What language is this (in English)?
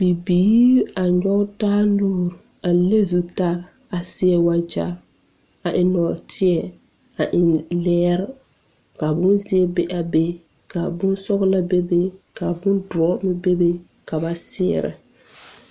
Southern Dagaare